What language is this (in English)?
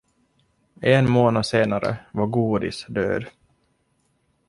Swedish